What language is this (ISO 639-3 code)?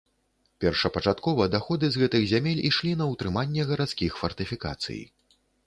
bel